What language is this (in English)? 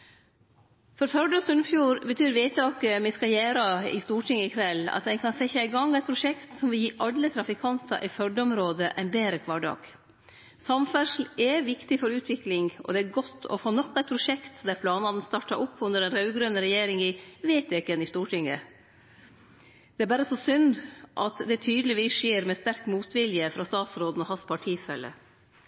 Norwegian Nynorsk